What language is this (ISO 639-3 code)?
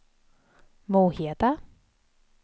swe